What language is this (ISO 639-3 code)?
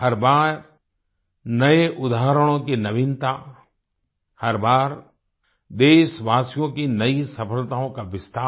hin